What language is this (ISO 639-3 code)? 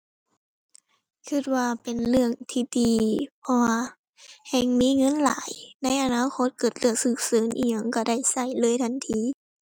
tha